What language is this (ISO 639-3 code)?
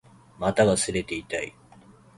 jpn